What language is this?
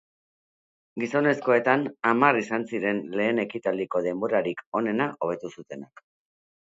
Basque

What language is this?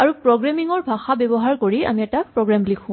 Assamese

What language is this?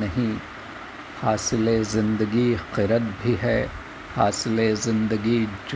Hindi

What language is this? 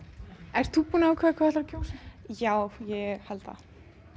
Icelandic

